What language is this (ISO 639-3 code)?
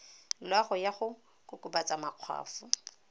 tsn